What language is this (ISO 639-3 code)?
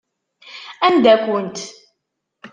kab